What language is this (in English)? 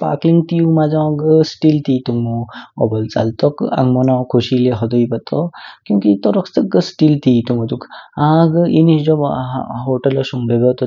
Kinnauri